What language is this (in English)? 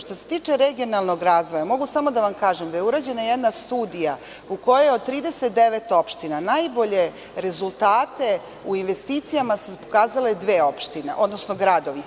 Serbian